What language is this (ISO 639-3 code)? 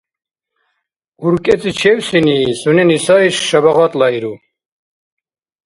dar